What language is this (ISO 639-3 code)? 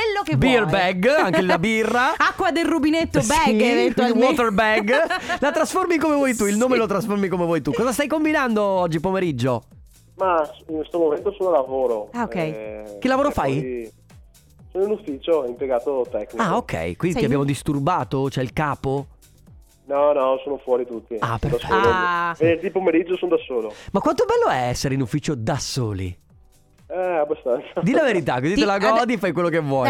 ita